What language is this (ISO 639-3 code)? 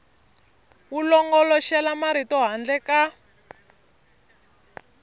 tso